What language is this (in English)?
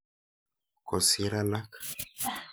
Kalenjin